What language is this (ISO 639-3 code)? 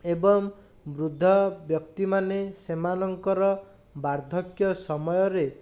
ori